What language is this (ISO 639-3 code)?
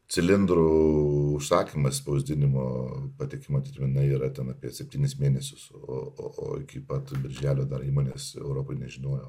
lit